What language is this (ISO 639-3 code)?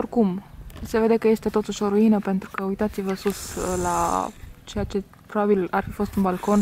ron